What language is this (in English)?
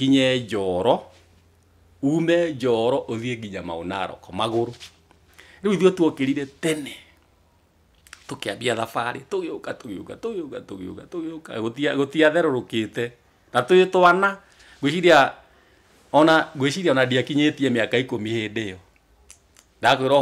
French